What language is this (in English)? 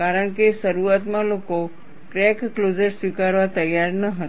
Gujarati